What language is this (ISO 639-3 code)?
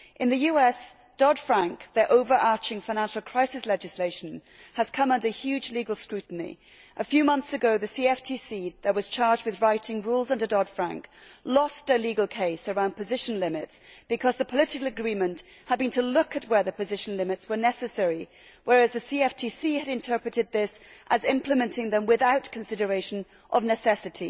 eng